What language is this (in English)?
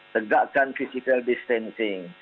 Indonesian